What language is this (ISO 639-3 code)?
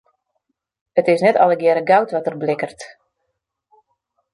fry